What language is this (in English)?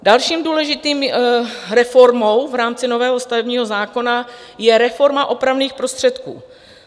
Czech